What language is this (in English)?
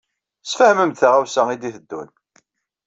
Kabyle